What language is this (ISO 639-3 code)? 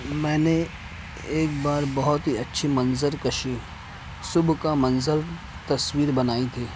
urd